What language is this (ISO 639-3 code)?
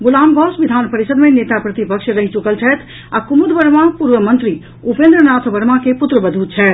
mai